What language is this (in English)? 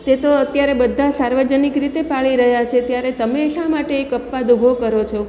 Gujarati